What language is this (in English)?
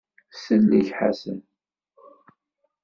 Kabyle